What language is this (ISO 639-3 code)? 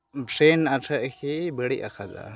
sat